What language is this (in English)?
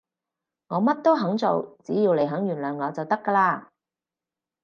Cantonese